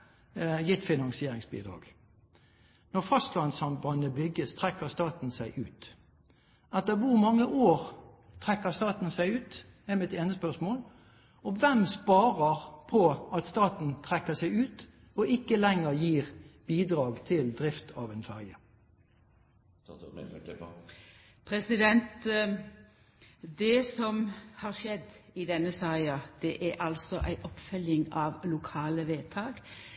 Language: Norwegian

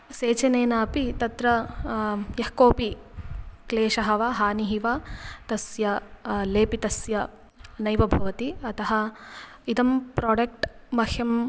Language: Sanskrit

